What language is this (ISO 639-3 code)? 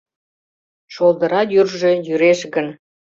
chm